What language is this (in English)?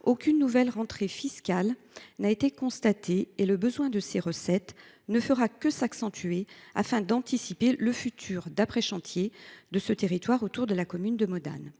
French